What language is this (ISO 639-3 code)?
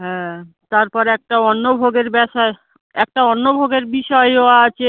ben